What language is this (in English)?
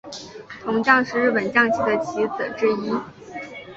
Chinese